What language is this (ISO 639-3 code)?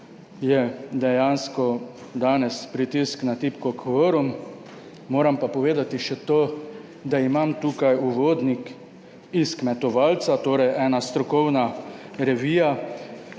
slv